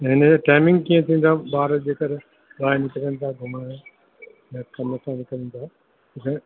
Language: Sindhi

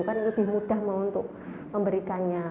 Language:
Indonesian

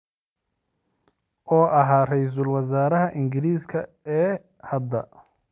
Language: Somali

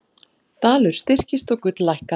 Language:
Icelandic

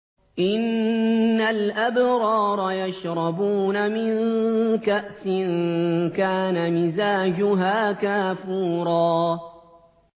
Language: Arabic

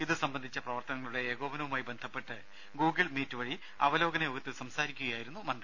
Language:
Malayalam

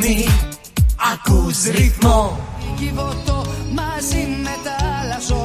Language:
Greek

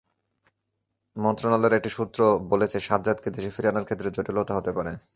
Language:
Bangla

